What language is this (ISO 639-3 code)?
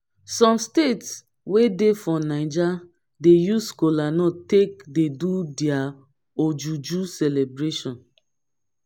pcm